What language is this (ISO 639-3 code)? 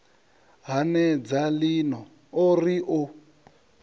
ven